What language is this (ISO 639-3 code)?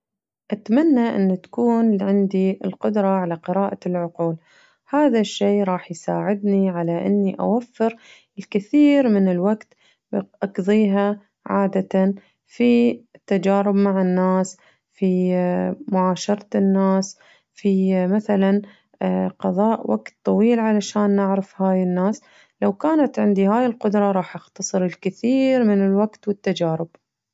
ars